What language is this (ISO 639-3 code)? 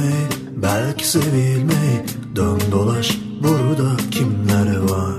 tur